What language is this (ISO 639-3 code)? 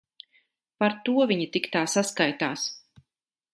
lav